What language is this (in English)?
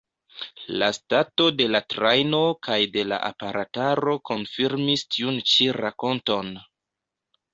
Esperanto